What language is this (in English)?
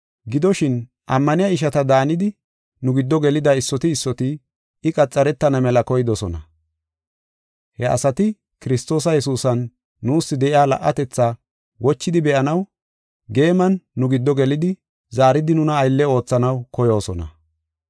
Gofa